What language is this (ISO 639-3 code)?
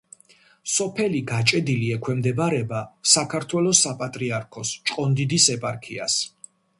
kat